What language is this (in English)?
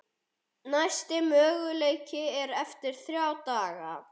Icelandic